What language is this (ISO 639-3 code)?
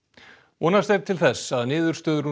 isl